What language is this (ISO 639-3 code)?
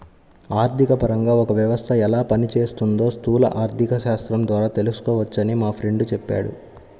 tel